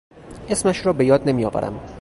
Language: Persian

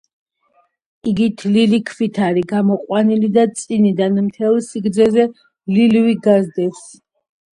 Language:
Georgian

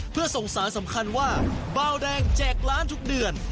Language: Thai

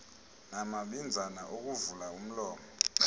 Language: Xhosa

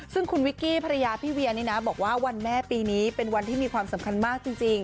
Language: Thai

